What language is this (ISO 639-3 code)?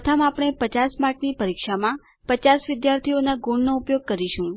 guj